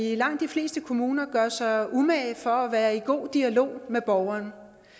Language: Danish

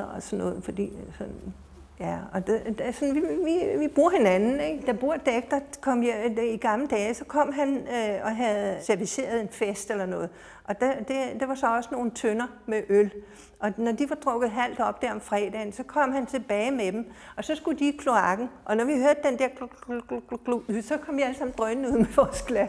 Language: Danish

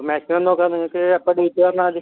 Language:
Malayalam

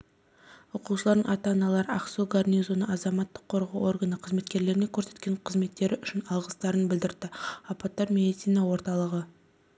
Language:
Kazakh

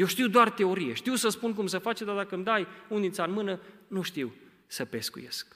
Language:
Romanian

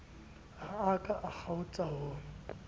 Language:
Southern Sotho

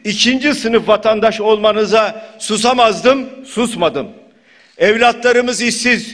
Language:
Turkish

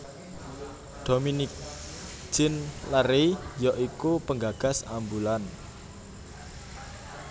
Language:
Javanese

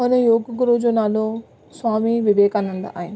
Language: Sindhi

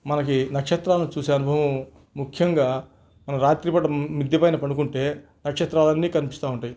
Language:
Telugu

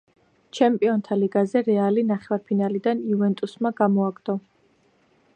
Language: Georgian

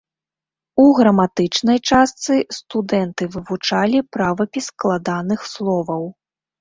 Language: Belarusian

